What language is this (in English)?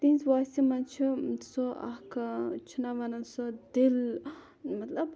Kashmiri